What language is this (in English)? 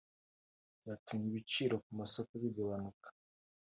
Kinyarwanda